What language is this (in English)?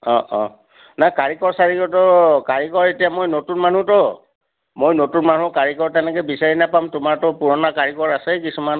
Assamese